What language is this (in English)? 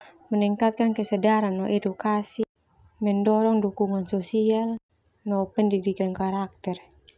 Termanu